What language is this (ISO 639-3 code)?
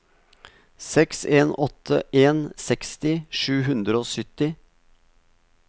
nor